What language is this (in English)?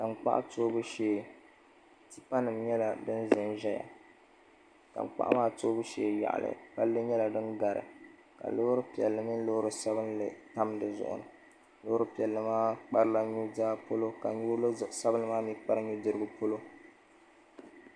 Dagbani